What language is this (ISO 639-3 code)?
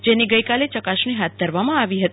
guj